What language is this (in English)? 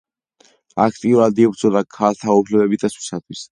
Georgian